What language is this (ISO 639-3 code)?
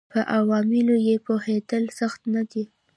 pus